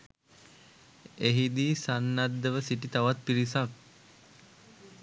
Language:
Sinhala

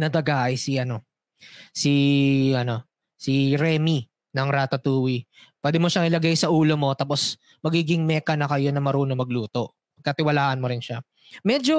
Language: Filipino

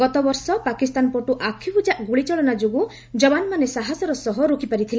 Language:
Odia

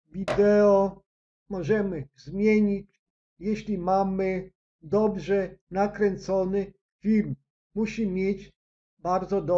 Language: Polish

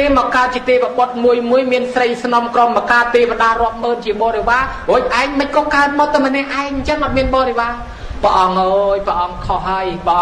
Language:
Thai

